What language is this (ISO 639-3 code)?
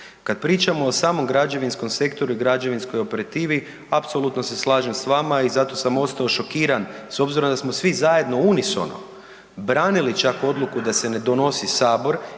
hrv